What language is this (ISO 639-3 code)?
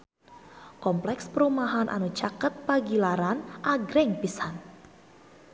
sun